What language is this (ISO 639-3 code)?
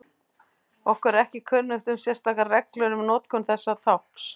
isl